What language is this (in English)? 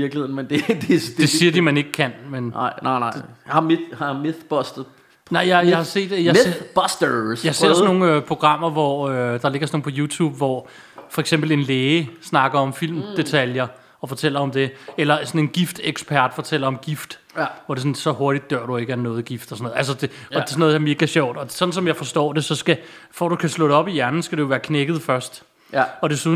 Danish